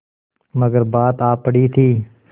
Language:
Hindi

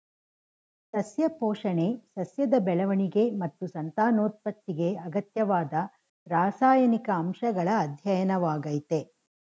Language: Kannada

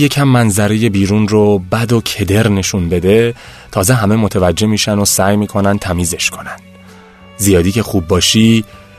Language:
Persian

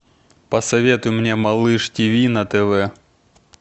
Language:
Russian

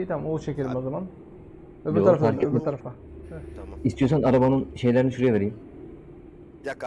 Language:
Turkish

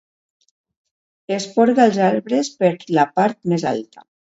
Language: Catalan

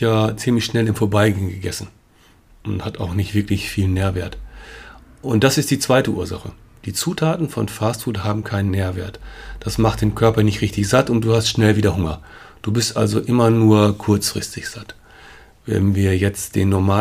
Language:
German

